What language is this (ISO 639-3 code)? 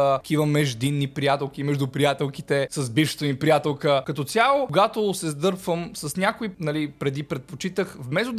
bul